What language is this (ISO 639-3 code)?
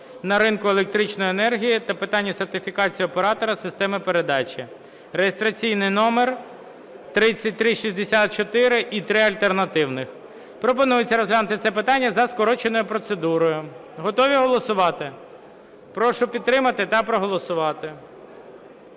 ukr